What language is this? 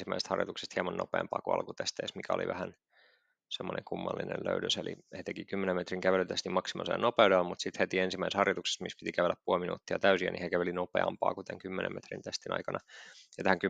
Finnish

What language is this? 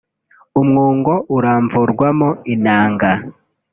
Kinyarwanda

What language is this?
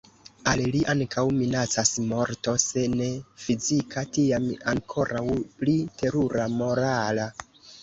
Esperanto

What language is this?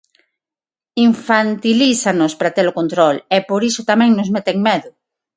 Galician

